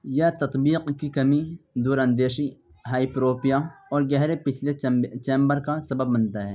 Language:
Urdu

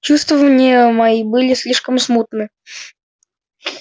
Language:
Russian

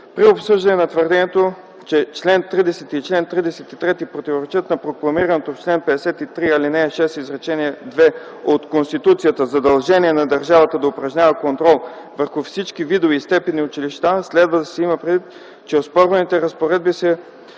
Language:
Bulgarian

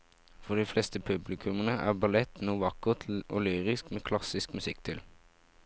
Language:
Norwegian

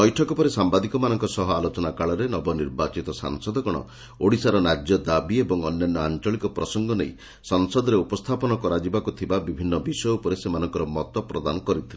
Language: Odia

